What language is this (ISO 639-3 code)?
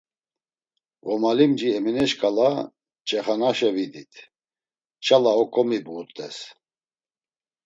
lzz